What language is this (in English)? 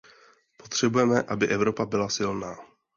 Czech